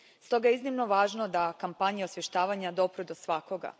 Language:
Croatian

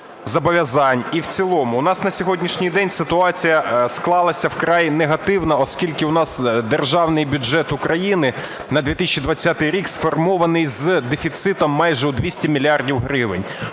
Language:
Ukrainian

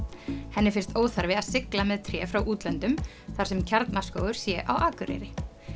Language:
Icelandic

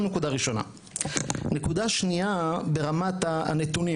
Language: Hebrew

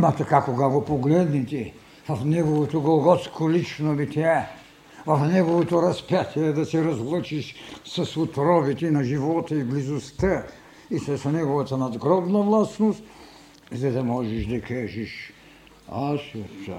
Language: Bulgarian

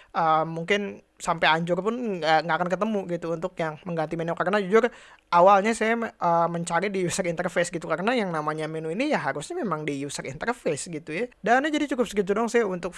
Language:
Indonesian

